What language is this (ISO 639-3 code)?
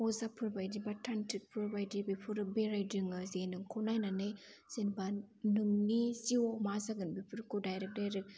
brx